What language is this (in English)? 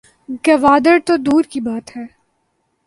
Urdu